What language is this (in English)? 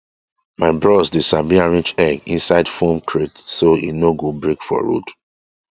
Nigerian Pidgin